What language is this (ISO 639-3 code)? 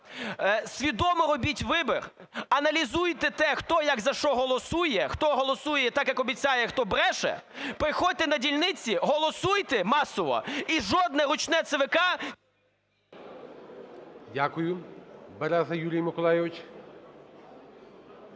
ukr